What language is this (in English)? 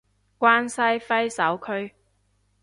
Cantonese